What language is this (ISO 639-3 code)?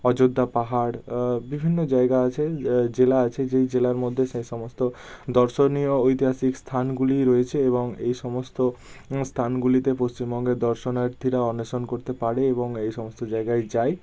ben